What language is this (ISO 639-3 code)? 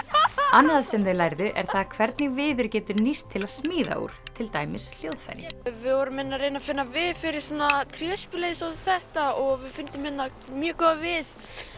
isl